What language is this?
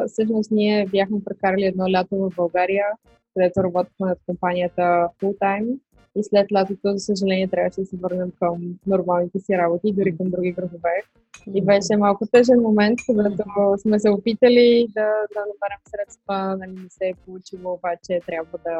Bulgarian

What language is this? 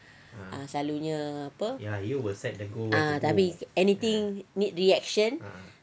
English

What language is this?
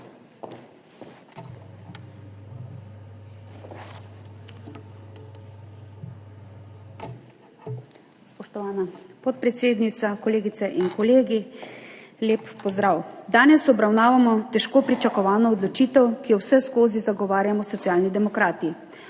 Slovenian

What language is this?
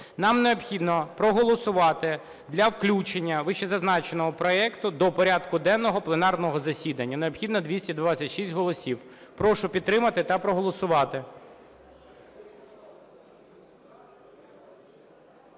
Ukrainian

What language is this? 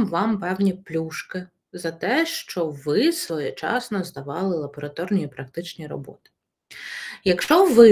Ukrainian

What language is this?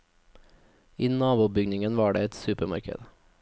Norwegian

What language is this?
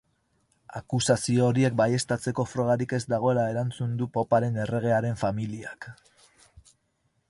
Basque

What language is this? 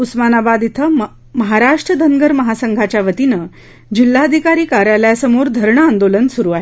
Marathi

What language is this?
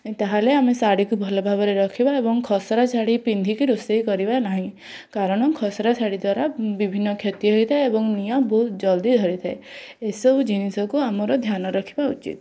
Odia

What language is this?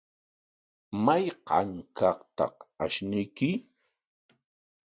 Corongo Ancash Quechua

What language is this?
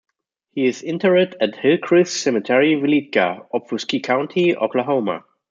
English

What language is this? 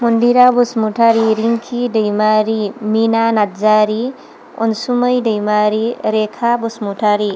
Bodo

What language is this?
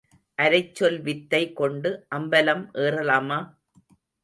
Tamil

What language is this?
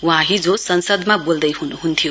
Nepali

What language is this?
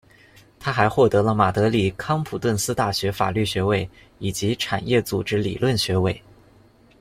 Chinese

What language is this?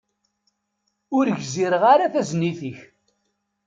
Kabyle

